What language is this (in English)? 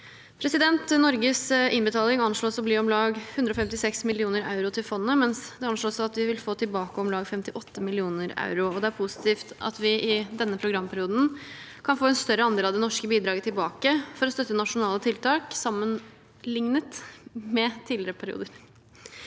Norwegian